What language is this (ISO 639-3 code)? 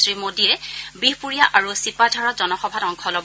asm